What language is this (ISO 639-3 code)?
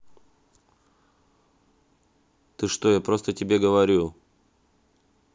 rus